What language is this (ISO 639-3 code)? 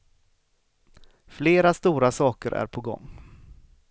swe